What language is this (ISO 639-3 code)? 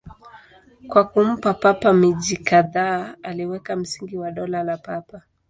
swa